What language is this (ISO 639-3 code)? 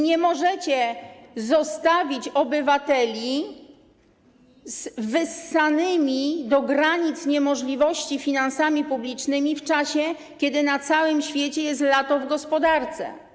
pol